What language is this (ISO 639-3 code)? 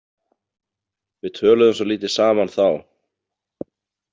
isl